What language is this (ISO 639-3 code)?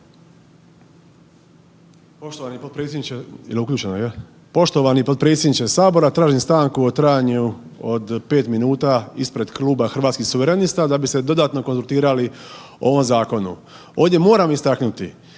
hrv